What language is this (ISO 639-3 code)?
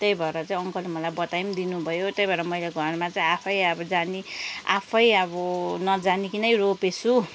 nep